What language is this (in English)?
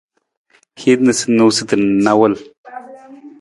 Nawdm